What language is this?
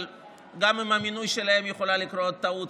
Hebrew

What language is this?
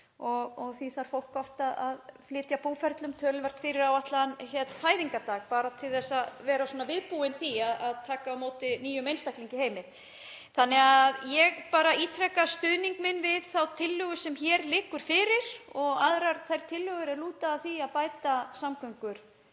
Icelandic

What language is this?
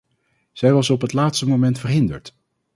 Dutch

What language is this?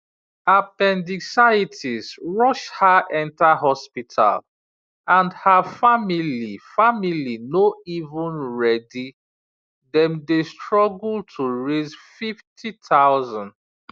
Nigerian Pidgin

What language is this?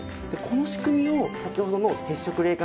Japanese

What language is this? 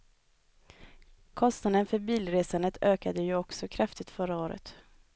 Swedish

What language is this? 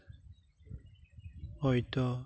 Santali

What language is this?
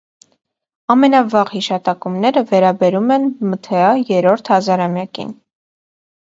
Armenian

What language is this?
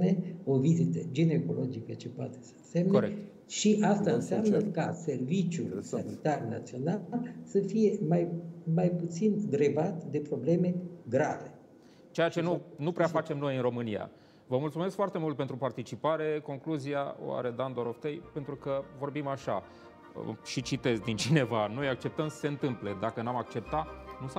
Romanian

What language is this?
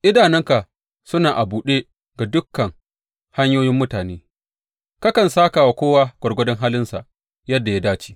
Hausa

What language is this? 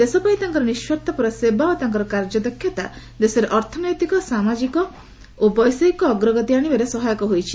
Odia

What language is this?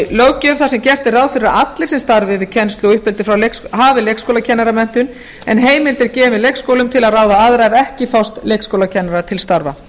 Icelandic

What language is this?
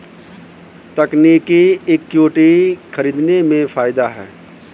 Hindi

